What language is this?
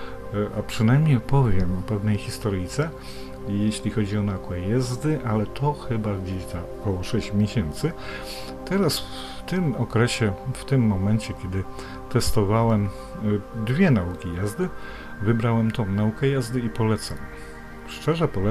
Polish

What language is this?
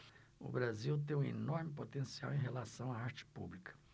Portuguese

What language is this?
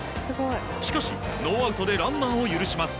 Japanese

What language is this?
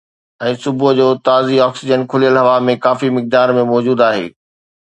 Sindhi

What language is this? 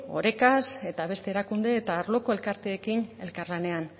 Basque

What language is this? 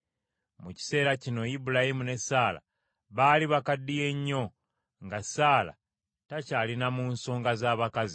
Ganda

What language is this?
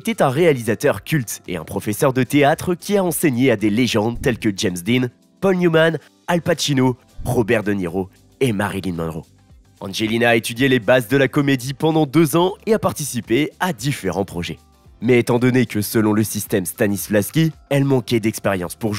French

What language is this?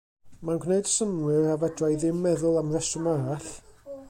Welsh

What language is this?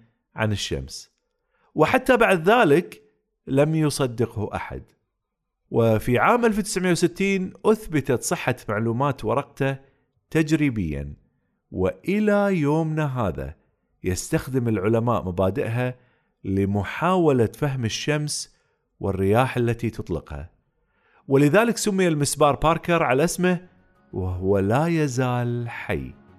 Arabic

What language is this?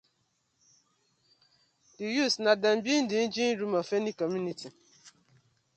Nigerian Pidgin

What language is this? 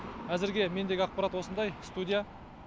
Kazakh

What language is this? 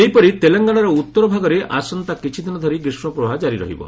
Odia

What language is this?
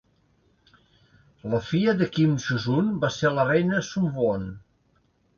Catalan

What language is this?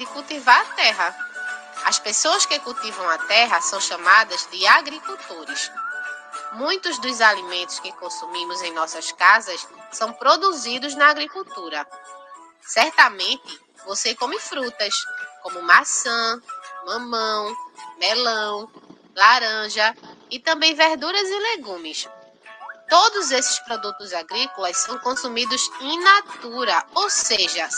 Portuguese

